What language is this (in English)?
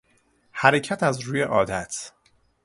Persian